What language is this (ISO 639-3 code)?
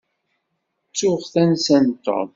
kab